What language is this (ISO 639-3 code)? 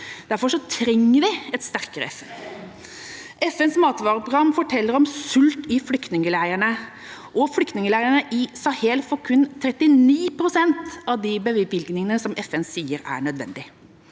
nor